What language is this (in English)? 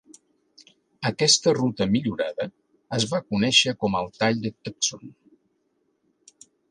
Catalan